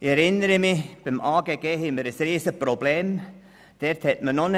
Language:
Swiss German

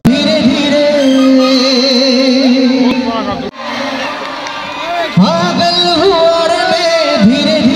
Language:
Arabic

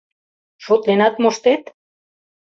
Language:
Mari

